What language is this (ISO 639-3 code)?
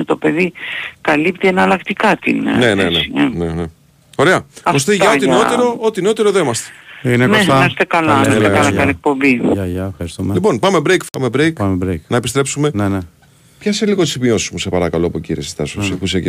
ell